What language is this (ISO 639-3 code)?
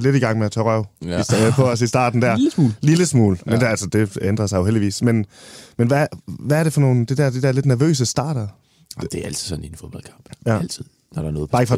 dan